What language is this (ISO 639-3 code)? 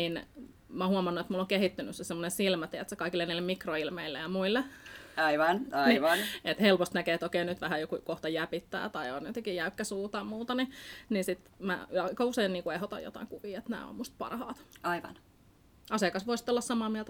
fin